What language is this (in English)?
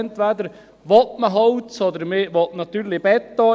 Swiss German